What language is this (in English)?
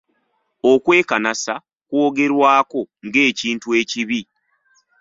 Ganda